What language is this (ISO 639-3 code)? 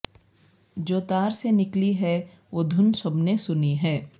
urd